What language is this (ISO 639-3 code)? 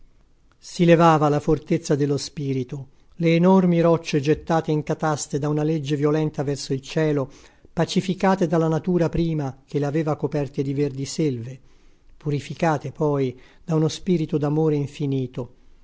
ita